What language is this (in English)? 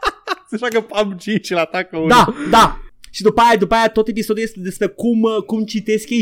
Romanian